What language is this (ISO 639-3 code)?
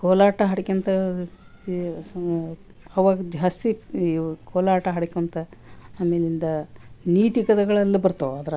kan